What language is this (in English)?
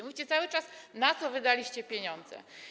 Polish